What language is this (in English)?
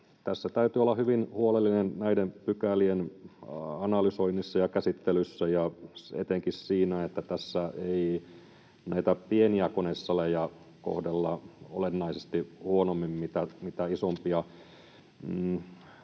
Finnish